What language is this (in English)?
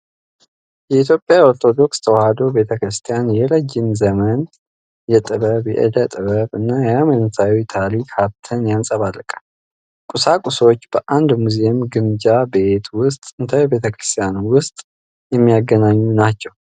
Amharic